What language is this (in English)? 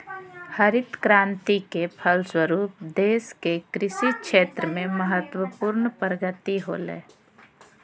Magahi